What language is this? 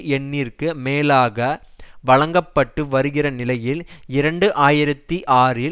Tamil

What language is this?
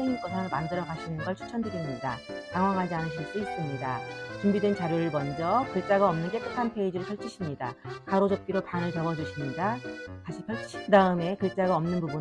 Korean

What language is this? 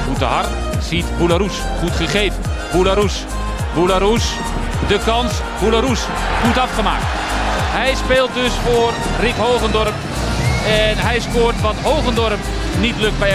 Dutch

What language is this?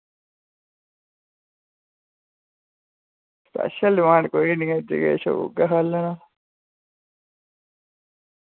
Dogri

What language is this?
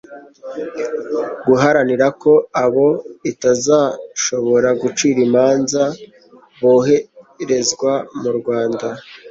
Kinyarwanda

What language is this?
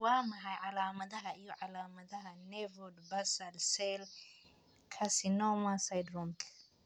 Somali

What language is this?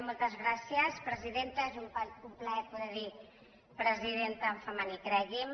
Catalan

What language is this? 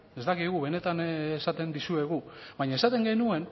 Basque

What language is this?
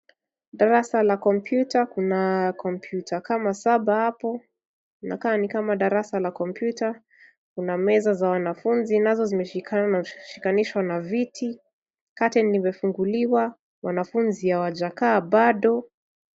Swahili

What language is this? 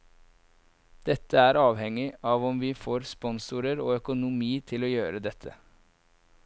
Norwegian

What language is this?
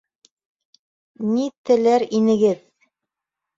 Bashkir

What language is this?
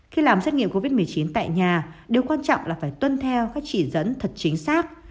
Vietnamese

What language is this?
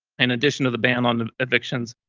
English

